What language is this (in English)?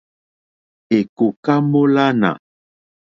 Mokpwe